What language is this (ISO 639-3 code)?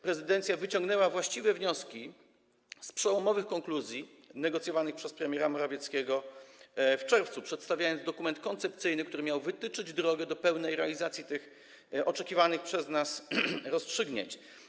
pol